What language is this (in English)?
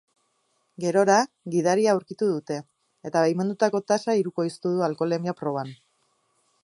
Basque